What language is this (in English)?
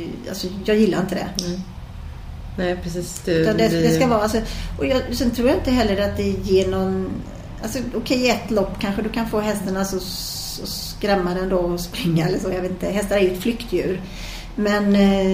Swedish